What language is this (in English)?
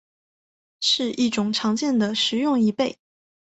Chinese